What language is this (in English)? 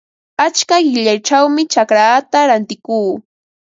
Ambo-Pasco Quechua